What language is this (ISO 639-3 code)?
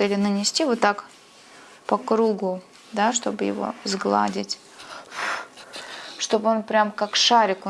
rus